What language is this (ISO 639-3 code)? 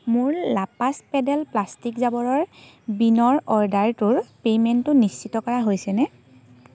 asm